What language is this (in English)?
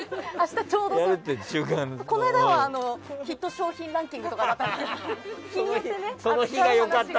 Japanese